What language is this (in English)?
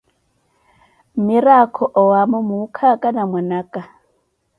Koti